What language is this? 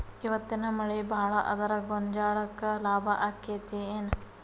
Kannada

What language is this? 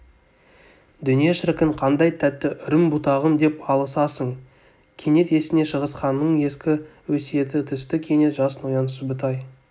Kazakh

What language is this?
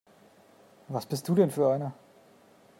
German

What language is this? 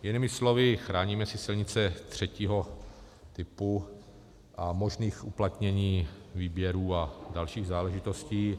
Czech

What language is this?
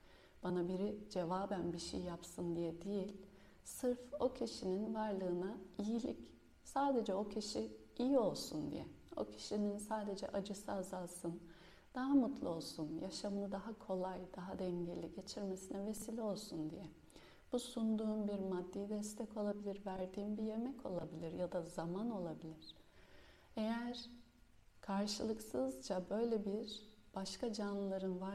Turkish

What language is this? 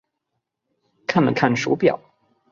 Chinese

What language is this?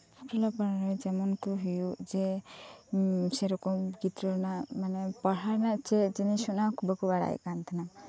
Santali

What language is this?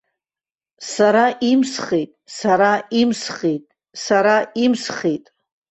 Abkhazian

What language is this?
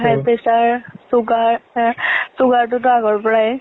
Assamese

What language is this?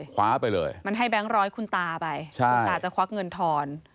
Thai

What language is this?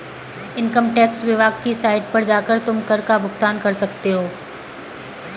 Hindi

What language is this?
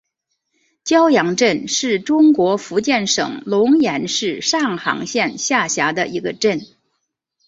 Chinese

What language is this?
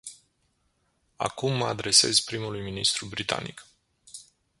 Romanian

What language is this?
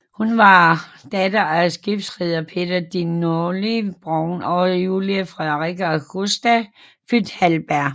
Danish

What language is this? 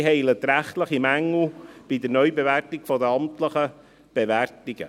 Swiss German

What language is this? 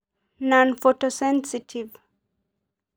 Masai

